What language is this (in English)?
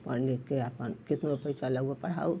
Hindi